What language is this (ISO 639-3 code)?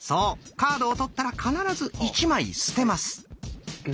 jpn